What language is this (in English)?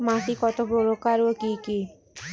Bangla